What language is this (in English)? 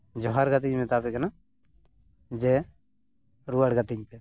Santali